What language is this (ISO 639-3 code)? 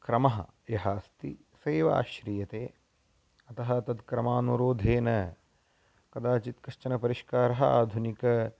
san